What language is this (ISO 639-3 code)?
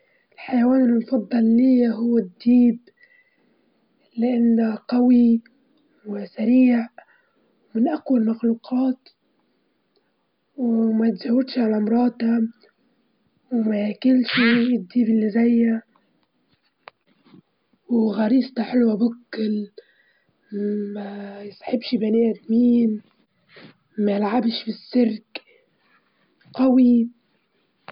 ayl